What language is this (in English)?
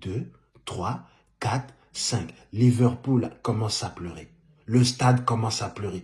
French